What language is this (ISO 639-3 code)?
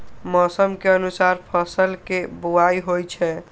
mai